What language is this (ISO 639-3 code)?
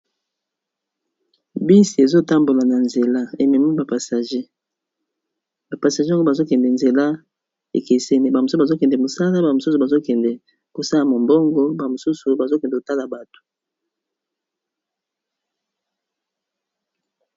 lin